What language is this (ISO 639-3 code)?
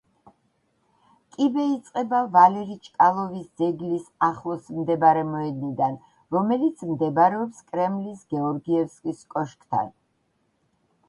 kat